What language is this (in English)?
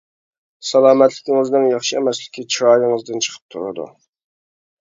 Uyghur